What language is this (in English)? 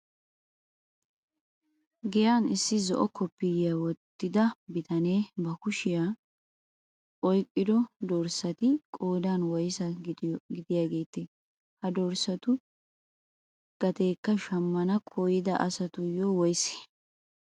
Wolaytta